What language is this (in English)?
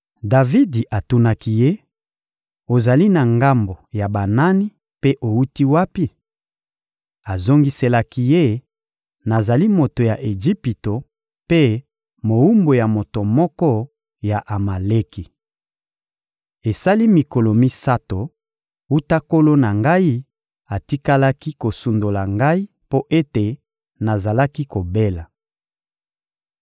Lingala